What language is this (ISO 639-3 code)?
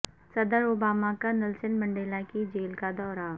urd